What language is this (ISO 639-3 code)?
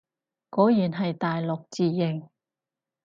yue